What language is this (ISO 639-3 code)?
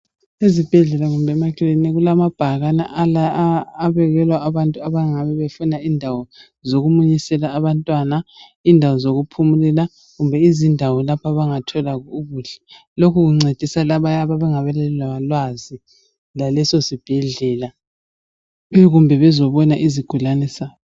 nde